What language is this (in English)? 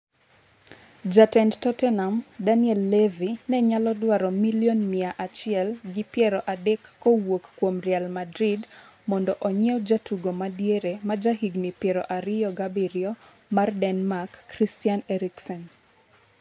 Luo (Kenya and Tanzania)